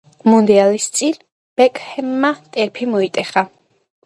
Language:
Georgian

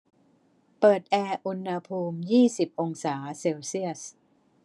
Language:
Thai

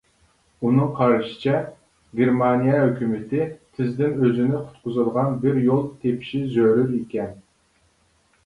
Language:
Uyghur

